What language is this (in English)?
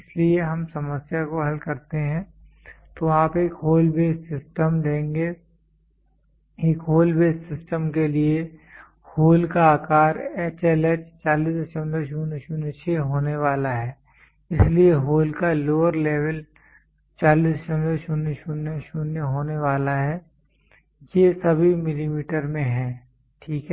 Hindi